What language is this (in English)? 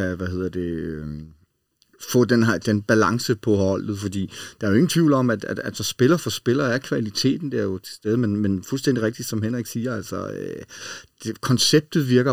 Danish